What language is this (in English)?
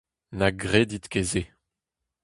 Breton